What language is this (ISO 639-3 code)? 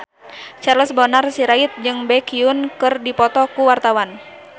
sun